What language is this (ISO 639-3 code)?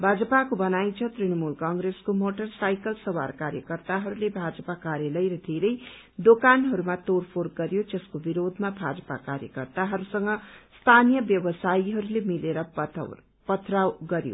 nep